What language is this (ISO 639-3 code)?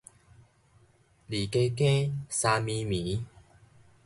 nan